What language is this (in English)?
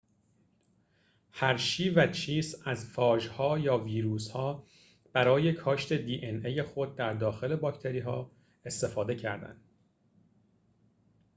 Persian